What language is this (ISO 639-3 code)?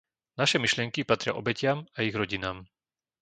slk